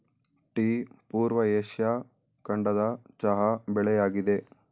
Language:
Kannada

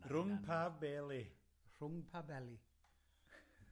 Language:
Welsh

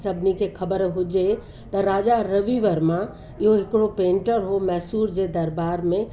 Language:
Sindhi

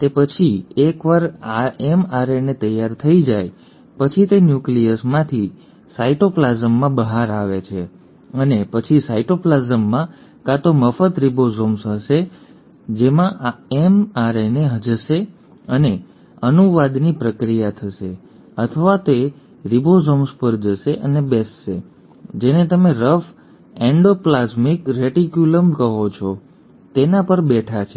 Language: Gujarati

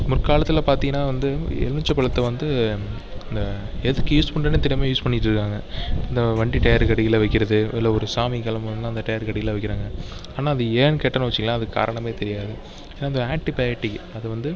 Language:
Tamil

